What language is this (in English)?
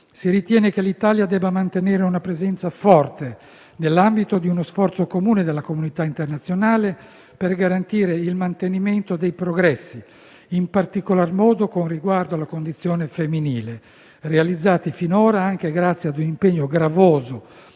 Italian